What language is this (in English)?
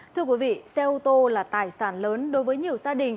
Vietnamese